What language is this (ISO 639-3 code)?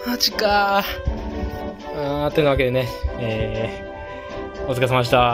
jpn